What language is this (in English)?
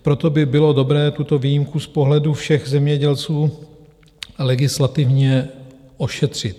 Czech